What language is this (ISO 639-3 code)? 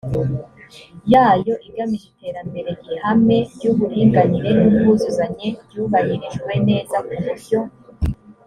kin